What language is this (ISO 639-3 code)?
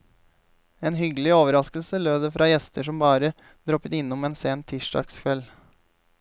nor